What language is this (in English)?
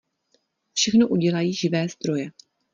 Czech